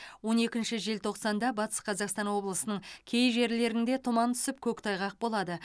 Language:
Kazakh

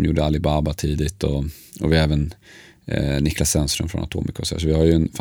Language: Swedish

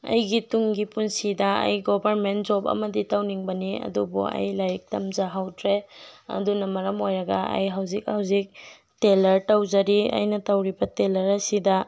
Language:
Manipuri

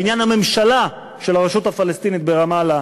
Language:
Hebrew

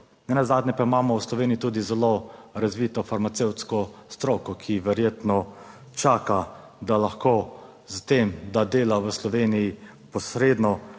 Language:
Slovenian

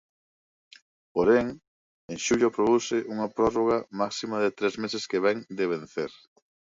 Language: Galician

